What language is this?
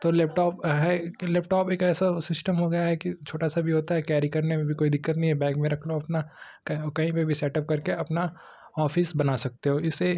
Hindi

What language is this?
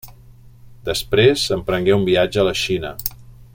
Catalan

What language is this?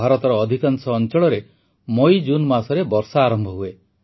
Odia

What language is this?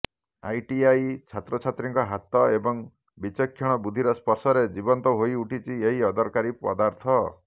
Odia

